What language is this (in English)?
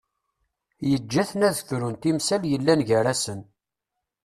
Kabyle